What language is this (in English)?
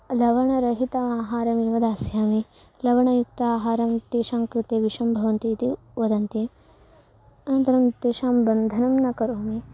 Sanskrit